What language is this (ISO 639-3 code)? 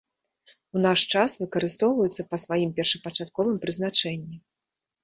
bel